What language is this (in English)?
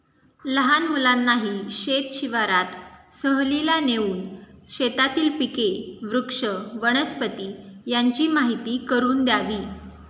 Marathi